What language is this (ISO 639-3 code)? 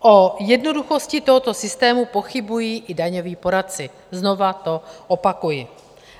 ces